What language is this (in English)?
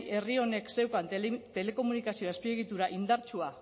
Basque